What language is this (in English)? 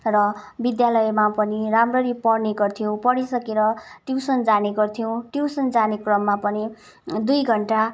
Nepali